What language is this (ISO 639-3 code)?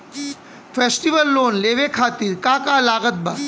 bho